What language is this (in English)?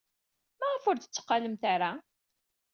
Kabyle